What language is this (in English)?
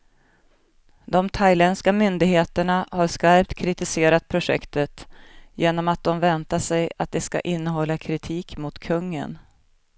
Swedish